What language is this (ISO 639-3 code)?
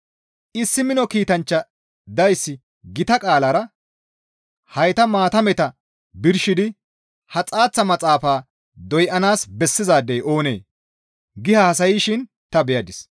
gmv